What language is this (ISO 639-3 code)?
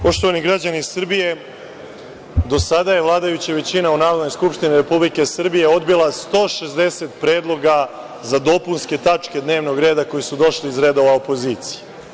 srp